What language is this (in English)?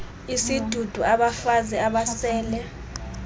Xhosa